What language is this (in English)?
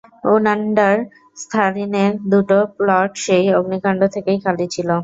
Bangla